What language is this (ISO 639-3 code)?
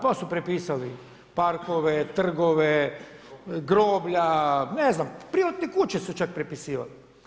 hrv